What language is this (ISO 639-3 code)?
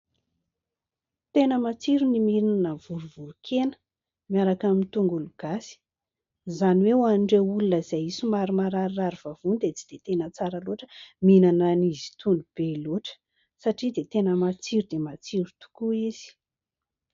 mlg